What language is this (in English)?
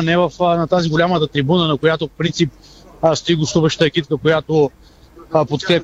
Bulgarian